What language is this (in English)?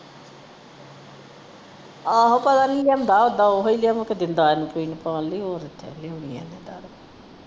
Punjabi